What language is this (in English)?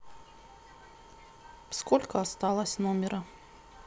Russian